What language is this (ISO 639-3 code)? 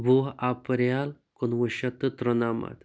kas